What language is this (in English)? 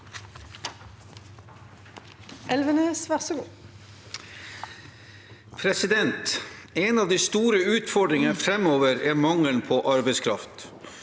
Norwegian